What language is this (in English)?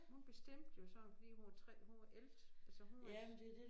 Danish